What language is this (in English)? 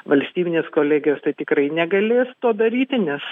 Lithuanian